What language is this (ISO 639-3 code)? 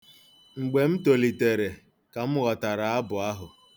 ibo